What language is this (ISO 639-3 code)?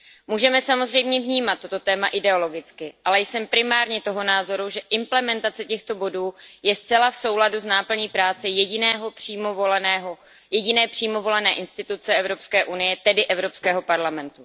ces